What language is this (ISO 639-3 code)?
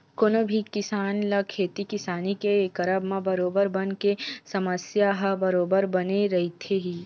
hne